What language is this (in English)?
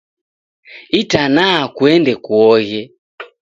Taita